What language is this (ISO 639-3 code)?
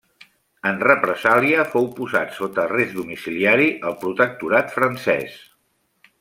cat